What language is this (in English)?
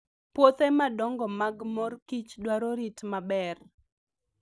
Luo (Kenya and Tanzania)